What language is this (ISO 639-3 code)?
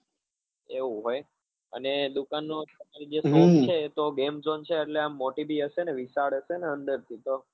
guj